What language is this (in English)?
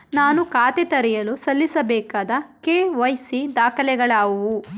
Kannada